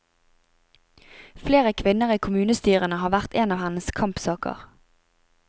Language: Norwegian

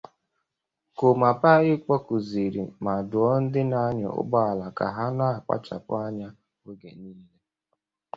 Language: Igbo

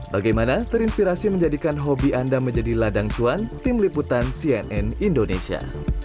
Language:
Indonesian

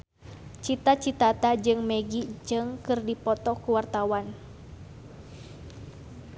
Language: Sundanese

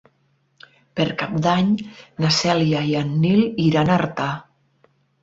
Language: Catalan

